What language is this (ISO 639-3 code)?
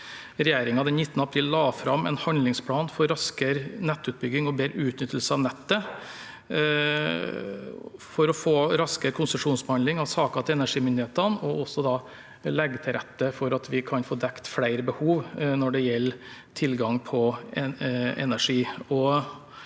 nor